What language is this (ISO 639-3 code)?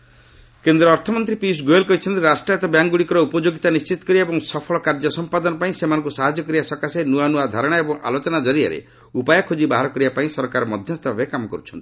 ori